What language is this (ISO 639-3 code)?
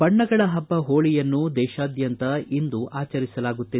kan